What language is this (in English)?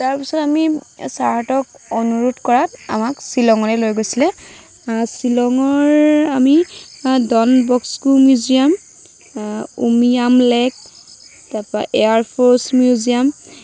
Assamese